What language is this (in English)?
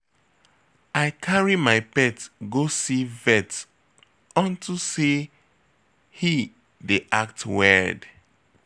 Nigerian Pidgin